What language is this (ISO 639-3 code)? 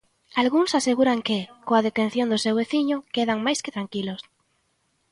glg